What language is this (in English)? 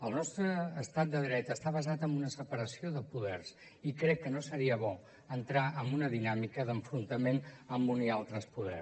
Catalan